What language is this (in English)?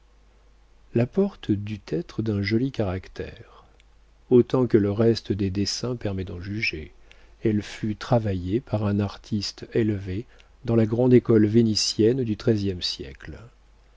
French